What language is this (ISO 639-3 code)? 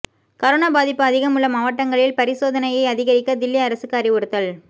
tam